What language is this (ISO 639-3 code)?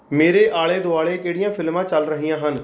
pan